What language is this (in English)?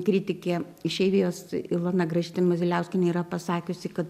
Lithuanian